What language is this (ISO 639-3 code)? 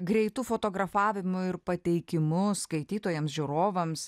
lit